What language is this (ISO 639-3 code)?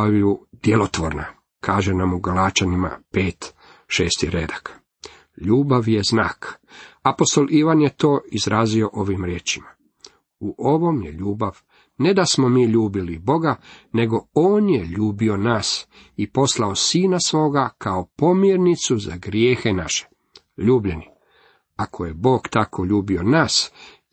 hrv